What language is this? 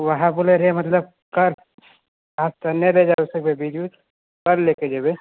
Maithili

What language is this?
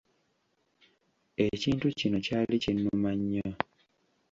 Ganda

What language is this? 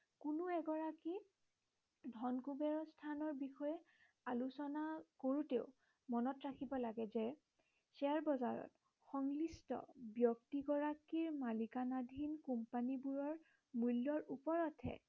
Assamese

